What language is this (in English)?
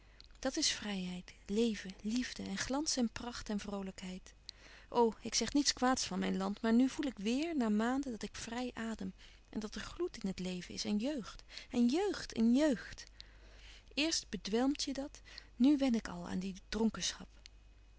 Dutch